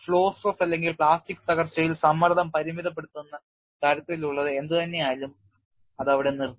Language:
Malayalam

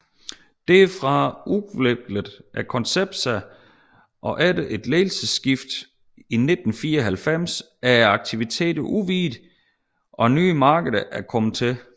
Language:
Danish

